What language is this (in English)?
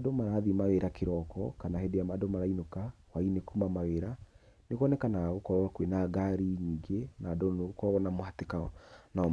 Kikuyu